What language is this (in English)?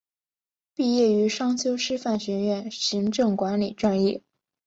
Chinese